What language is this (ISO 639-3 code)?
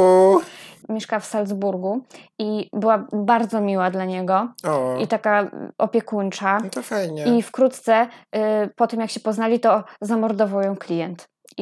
pol